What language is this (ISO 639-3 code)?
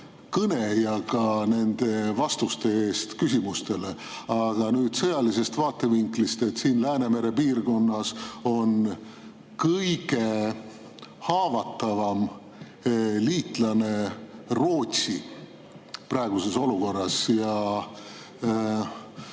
est